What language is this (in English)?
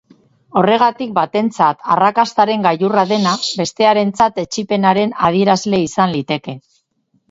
Basque